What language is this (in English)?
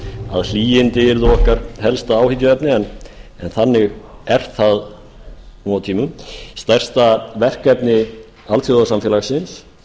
Icelandic